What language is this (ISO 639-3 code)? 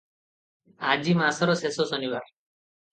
ori